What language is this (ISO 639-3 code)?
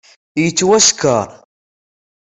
kab